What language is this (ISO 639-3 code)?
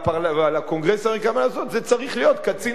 heb